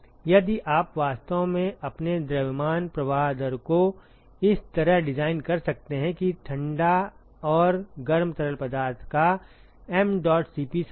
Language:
Hindi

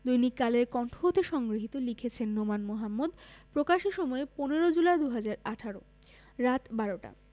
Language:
Bangla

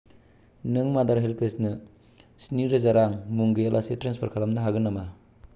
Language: Bodo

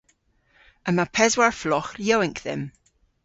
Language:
Cornish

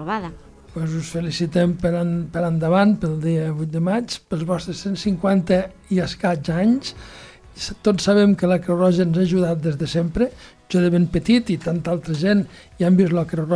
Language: Spanish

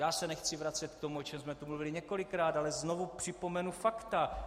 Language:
Czech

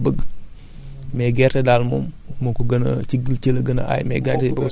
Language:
Wolof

